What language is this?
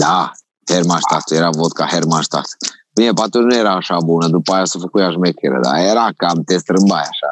Romanian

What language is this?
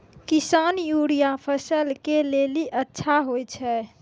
Maithili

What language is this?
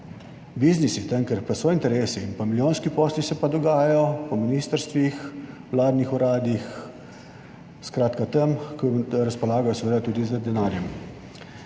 Slovenian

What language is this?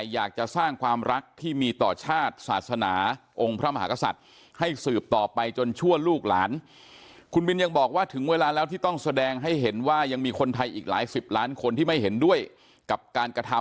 Thai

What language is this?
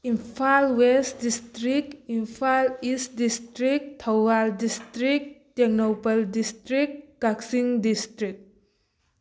Manipuri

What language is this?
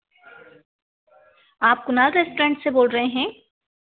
Hindi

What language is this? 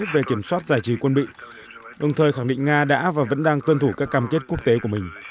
Vietnamese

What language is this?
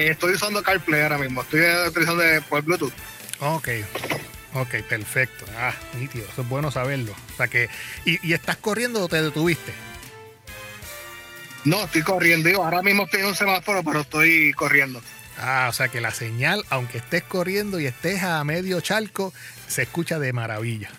Spanish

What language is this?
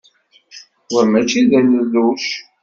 Kabyle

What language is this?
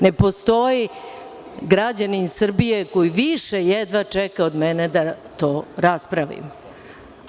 Serbian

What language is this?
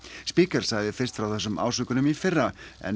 Icelandic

